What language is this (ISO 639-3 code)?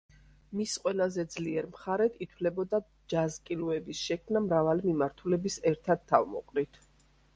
kat